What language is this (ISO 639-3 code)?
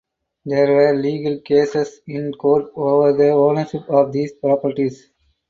eng